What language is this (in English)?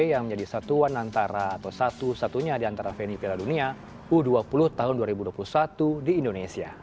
Indonesian